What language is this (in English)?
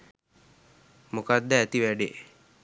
Sinhala